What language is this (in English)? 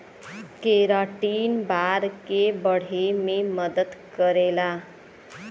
Bhojpuri